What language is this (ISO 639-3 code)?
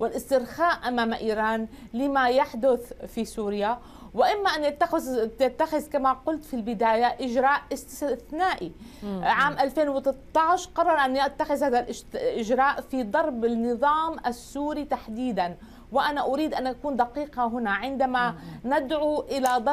ara